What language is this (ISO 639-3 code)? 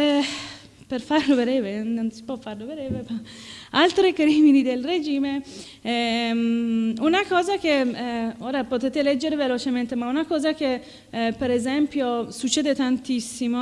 ita